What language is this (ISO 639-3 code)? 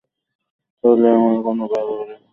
ben